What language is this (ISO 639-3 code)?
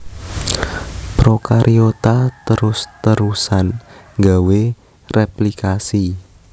jav